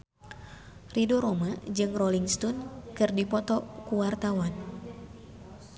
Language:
Sundanese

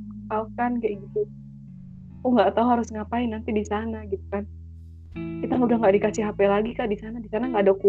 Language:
Indonesian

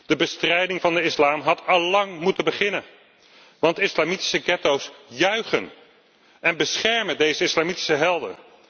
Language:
Dutch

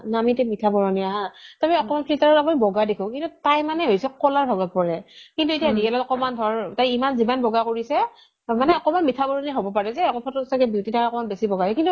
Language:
Assamese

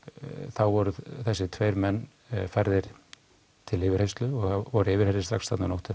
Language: Icelandic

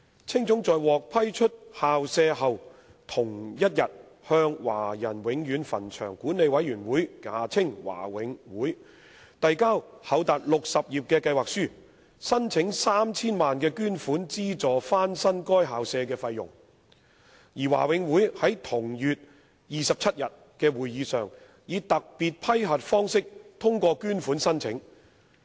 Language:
Cantonese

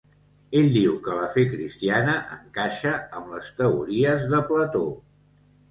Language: Catalan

